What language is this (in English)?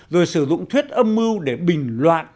Vietnamese